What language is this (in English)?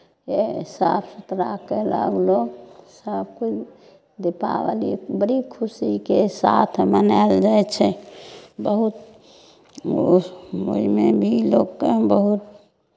Maithili